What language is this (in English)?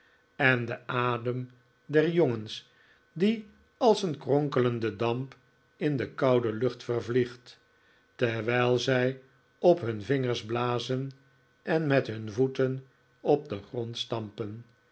Dutch